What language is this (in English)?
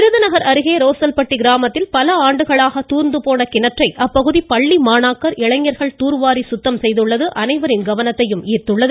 Tamil